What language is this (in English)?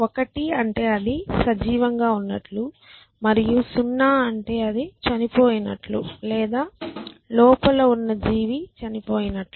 Telugu